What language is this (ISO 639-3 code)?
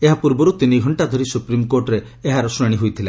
ori